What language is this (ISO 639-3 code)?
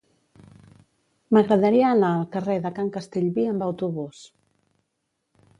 cat